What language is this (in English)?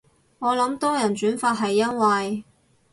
Cantonese